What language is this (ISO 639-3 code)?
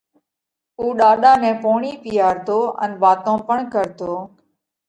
kvx